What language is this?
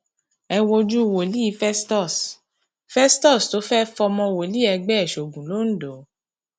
Yoruba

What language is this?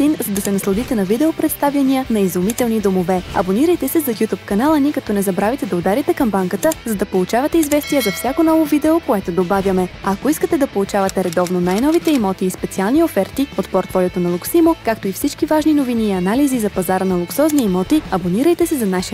Bulgarian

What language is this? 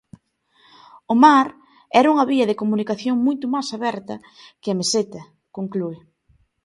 Galician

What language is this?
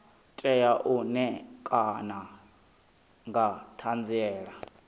Venda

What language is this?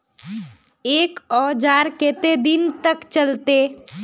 Magahi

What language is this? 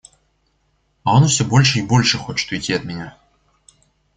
Russian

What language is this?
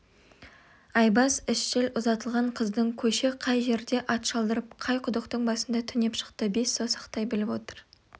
Kazakh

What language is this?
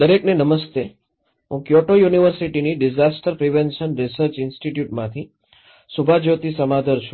Gujarati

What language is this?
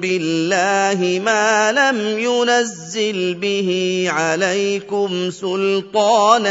Indonesian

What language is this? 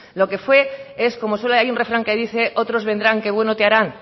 Spanish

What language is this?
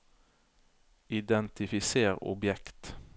Norwegian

